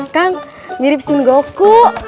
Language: Indonesian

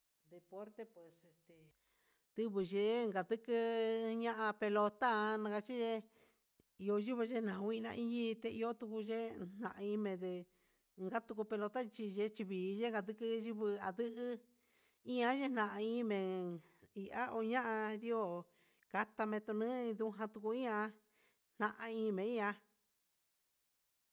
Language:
Huitepec Mixtec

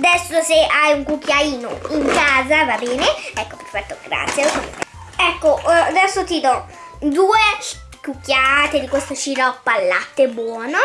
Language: Italian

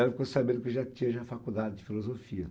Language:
Portuguese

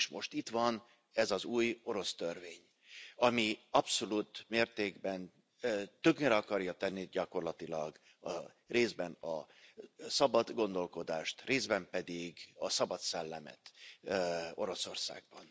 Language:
Hungarian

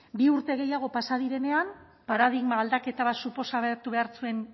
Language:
Basque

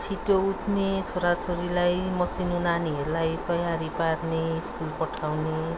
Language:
Nepali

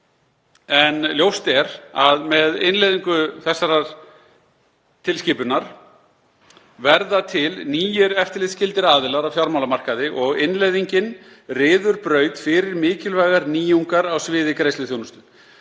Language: Icelandic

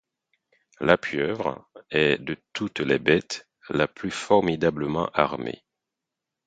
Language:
French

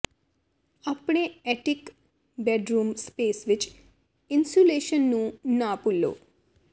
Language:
Punjabi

